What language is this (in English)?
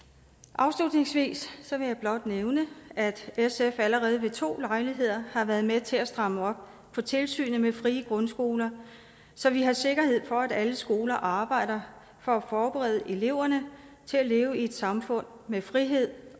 Danish